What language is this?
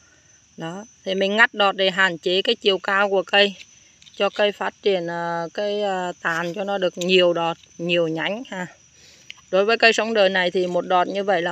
Vietnamese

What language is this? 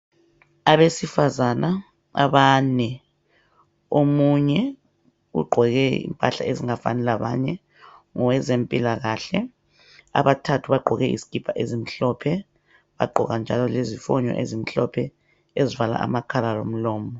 North Ndebele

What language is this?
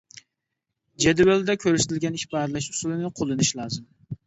Uyghur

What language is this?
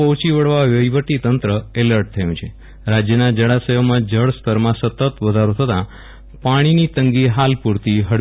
Gujarati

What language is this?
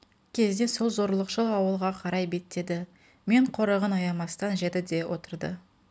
Kazakh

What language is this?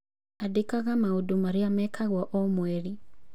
Kikuyu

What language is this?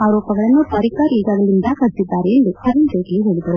Kannada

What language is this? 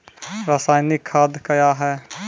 Maithili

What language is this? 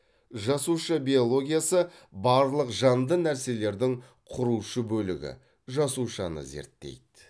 Kazakh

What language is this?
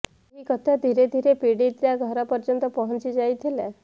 Odia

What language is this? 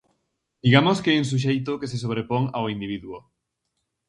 Galician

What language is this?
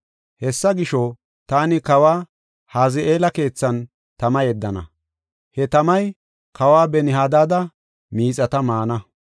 Gofa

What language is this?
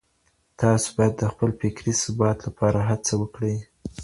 Pashto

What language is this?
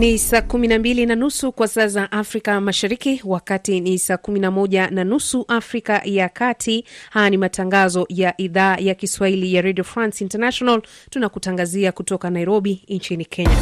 Swahili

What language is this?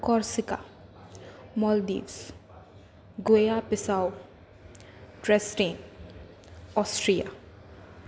Gujarati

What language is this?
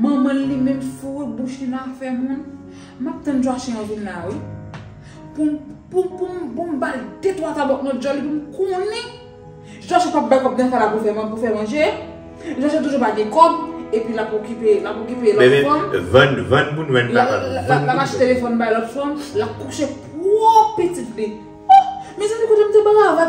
French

